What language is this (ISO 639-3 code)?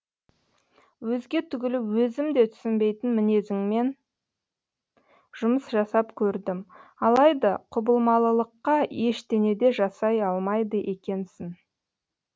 kaz